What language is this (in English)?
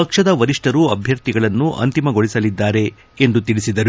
Kannada